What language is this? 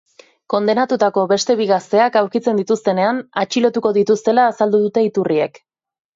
Basque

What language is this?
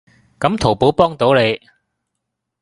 Cantonese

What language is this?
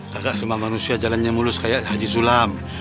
Indonesian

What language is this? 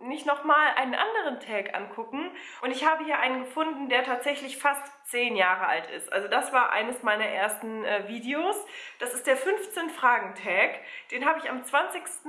German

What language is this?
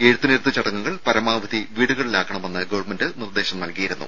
Malayalam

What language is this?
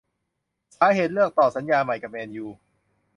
Thai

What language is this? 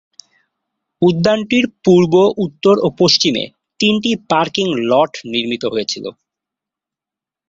Bangla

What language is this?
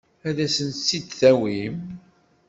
Kabyle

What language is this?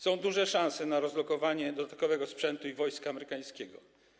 Polish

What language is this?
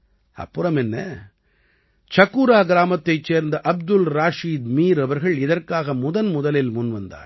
Tamil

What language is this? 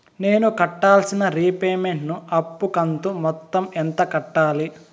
Telugu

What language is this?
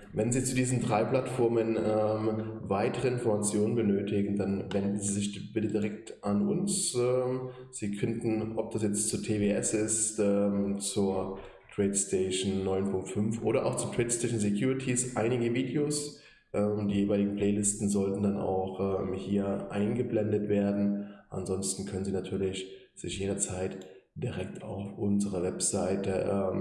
German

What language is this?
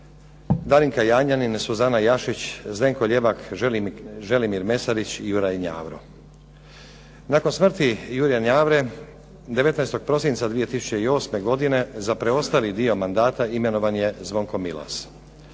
Croatian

